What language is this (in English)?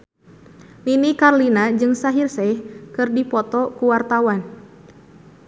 Sundanese